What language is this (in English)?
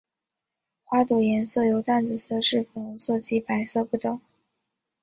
Chinese